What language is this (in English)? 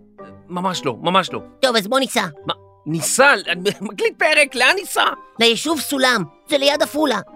Hebrew